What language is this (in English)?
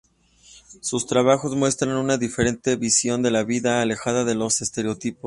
Spanish